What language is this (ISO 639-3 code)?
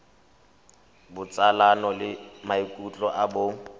tsn